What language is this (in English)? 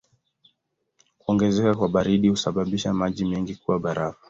Swahili